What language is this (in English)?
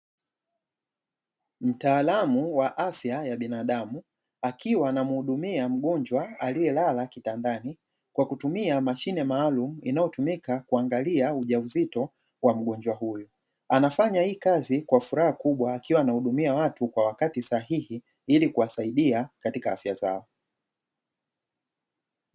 Swahili